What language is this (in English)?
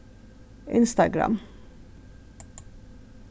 Faroese